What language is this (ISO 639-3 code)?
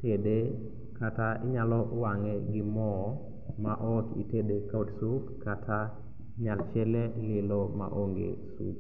luo